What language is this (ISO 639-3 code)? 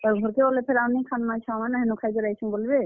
ori